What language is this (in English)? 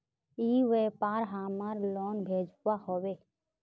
Magahi